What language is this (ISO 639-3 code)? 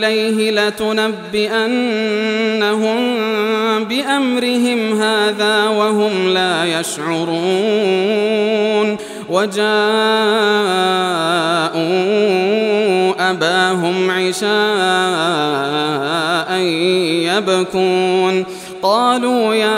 ara